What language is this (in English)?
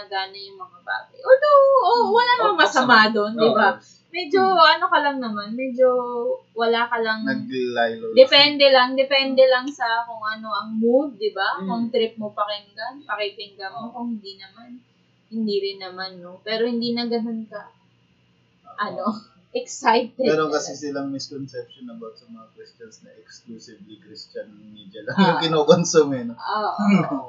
Filipino